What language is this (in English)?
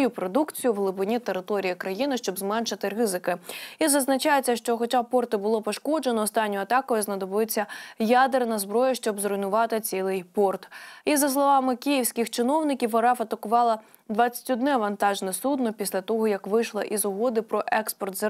Ukrainian